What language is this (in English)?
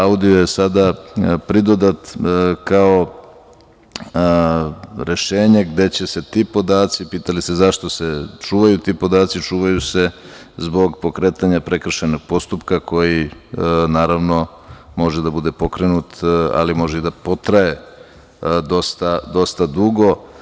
Serbian